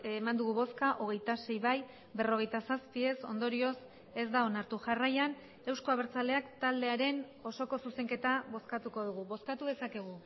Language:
Basque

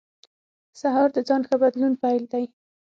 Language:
Pashto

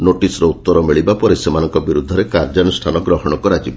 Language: Odia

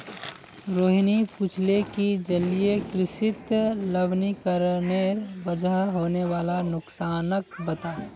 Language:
Magahi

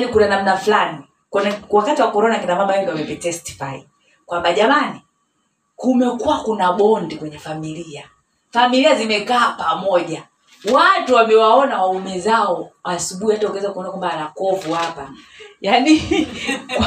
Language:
Swahili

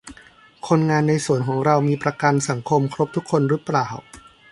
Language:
Thai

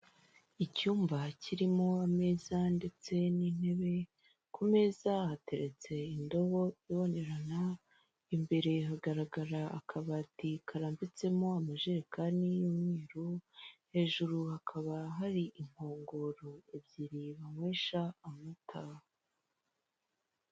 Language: Kinyarwanda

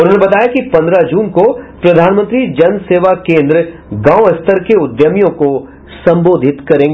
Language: Hindi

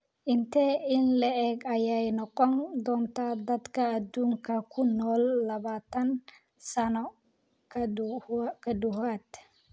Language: Somali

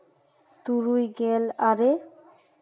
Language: Santali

